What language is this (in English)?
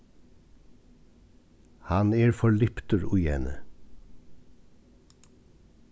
Faroese